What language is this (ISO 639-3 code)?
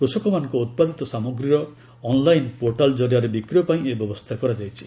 ori